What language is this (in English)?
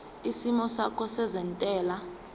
Zulu